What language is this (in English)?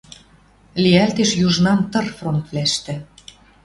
Western Mari